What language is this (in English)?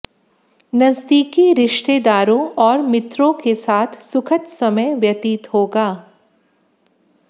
Hindi